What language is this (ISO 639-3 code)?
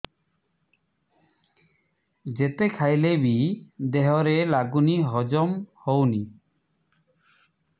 ori